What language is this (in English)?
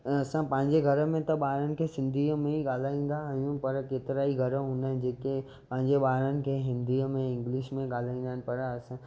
Sindhi